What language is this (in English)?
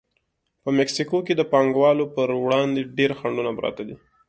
Pashto